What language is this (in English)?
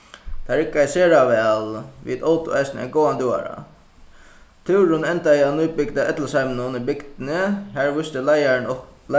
Faroese